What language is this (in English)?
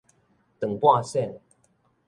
Min Nan Chinese